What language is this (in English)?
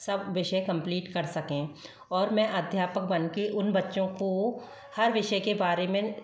Hindi